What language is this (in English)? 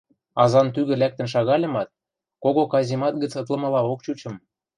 Western Mari